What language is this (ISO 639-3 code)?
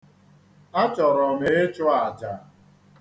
ibo